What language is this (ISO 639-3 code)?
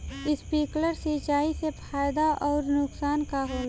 bho